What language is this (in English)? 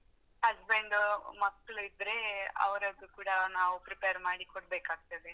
Kannada